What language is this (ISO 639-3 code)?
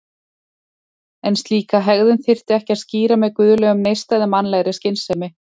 isl